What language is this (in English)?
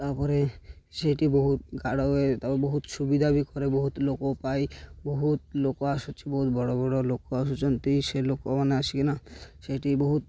Odia